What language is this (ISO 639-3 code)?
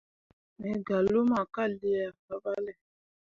mua